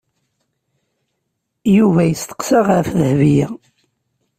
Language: Kabyle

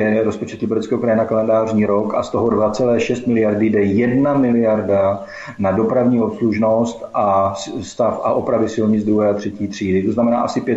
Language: Czech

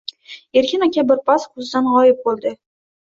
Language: Uzbek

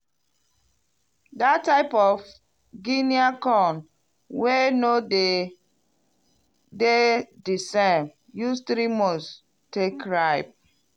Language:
Nigerian Pidgin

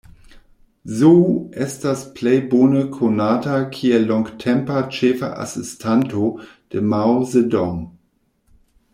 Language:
Esperanto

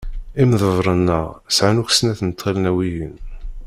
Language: Kabyle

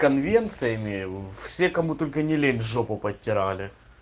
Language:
Russian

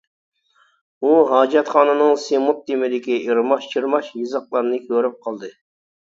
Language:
Uyghur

